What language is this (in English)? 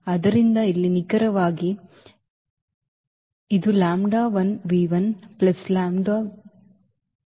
Kannada